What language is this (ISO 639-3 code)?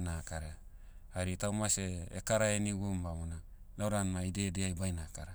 meu